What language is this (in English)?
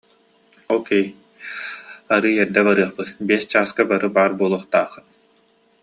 Yakut